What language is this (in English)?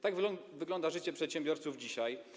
Polish